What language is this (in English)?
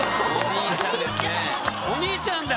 Japanese